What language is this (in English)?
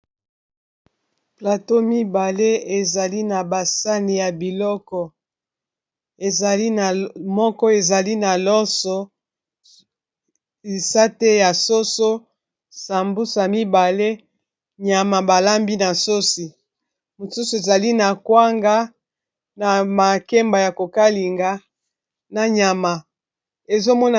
Lingala